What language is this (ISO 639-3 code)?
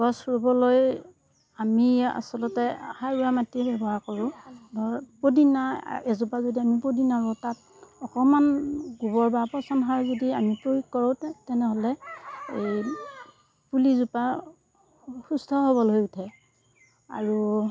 asm